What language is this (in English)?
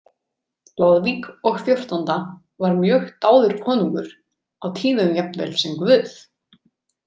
Icelandic